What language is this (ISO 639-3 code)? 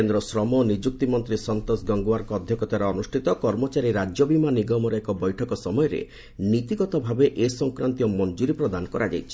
ori